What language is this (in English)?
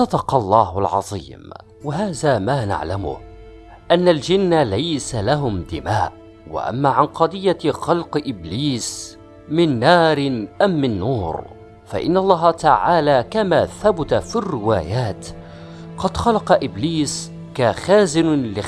Arabic